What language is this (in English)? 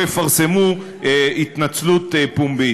Hebrew